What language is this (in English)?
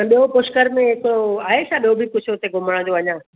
Sindhi